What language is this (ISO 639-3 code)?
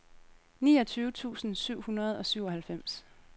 dan